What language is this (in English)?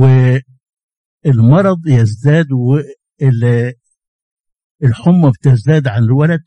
Arabic